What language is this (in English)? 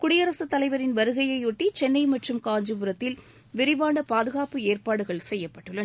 Tamil